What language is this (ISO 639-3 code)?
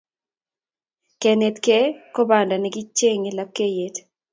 kln